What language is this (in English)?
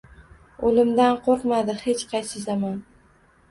Uzbek